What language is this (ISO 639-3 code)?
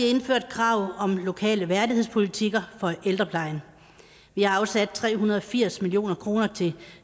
dan